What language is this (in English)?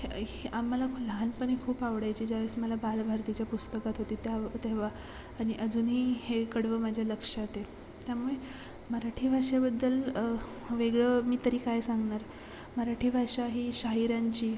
Marathi